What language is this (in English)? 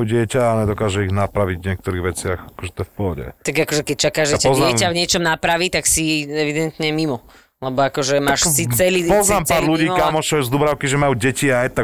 Slovak